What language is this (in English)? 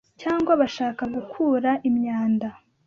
Kinyarwanda